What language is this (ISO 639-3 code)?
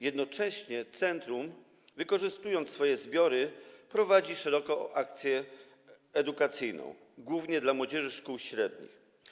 pol